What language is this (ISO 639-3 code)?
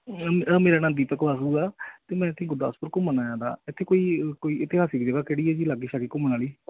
pan